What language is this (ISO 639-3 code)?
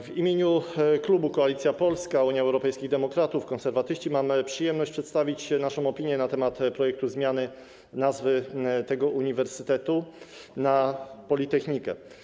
pol